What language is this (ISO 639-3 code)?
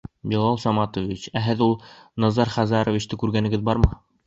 bak